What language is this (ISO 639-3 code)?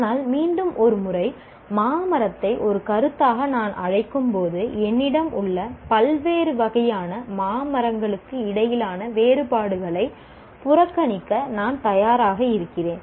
tam